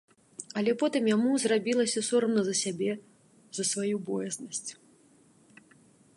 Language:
Belarusian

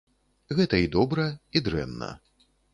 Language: Belarusian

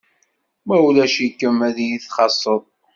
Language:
Kabyle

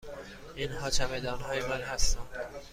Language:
Persian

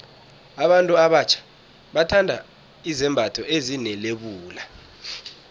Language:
South Ndebele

